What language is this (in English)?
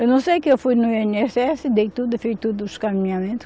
Portuguese